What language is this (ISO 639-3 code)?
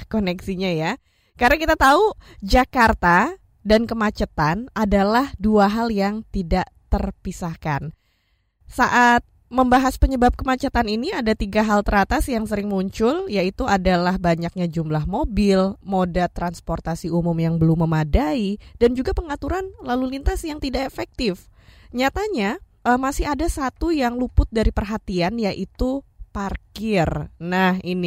ind